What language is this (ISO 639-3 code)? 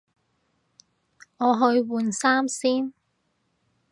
yue